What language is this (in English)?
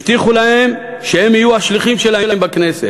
Hebrew